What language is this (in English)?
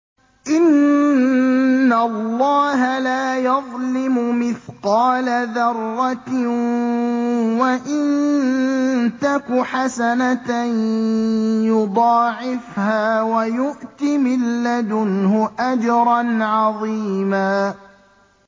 Arabic